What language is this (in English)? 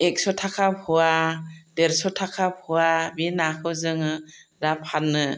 Bodo